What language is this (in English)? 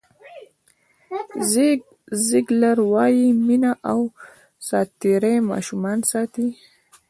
Pashto